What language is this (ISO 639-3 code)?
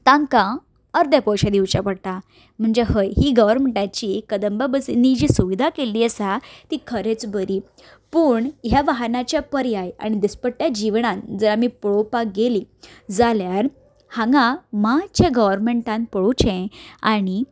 kok